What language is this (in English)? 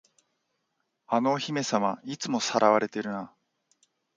Japanese